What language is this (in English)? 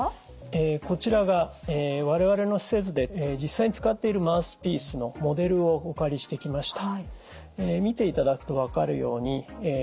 Japanese